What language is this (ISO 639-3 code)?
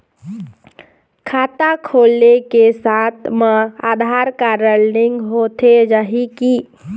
hne